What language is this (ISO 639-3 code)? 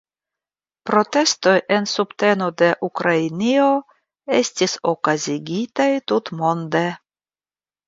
epo